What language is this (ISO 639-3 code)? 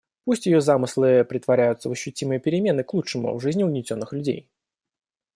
rus